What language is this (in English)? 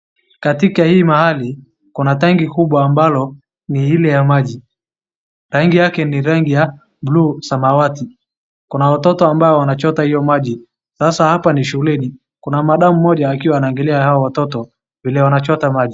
Swahili